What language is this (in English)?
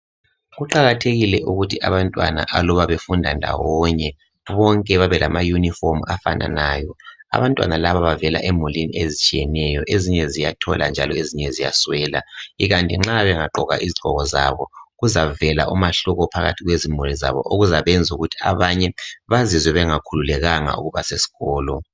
North Ndebele